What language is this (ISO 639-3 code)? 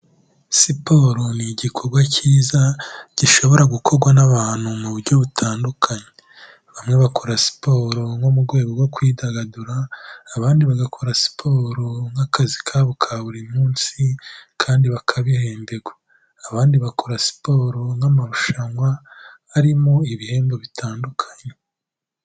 kin